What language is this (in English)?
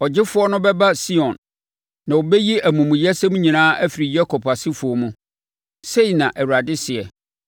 Akan